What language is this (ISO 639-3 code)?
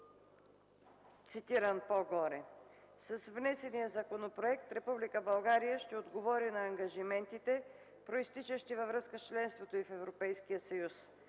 bul